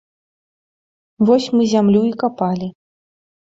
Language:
Belarusian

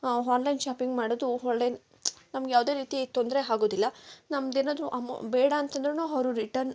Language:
Kannada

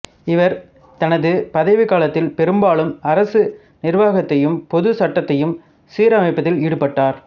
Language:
Tamil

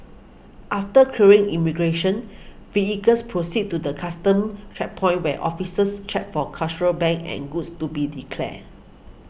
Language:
English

